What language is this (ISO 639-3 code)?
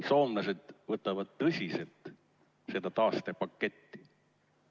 est